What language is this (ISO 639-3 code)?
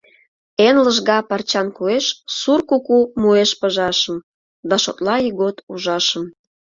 chm